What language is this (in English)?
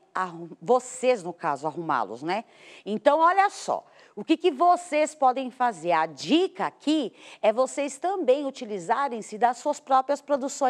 Portuguese